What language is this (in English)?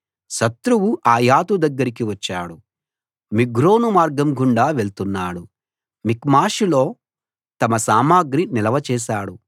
Telugu